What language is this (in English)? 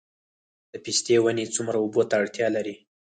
Pashto